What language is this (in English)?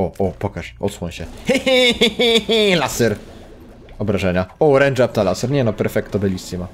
Polish